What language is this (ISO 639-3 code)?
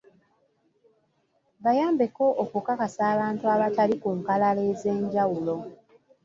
lug